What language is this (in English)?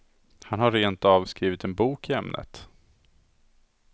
Swedish